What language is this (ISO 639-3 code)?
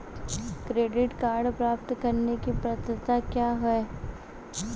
hin